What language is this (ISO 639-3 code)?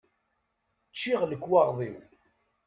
kab